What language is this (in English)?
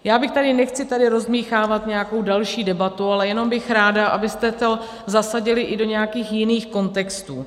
Czech